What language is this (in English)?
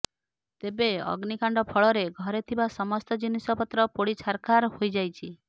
Odia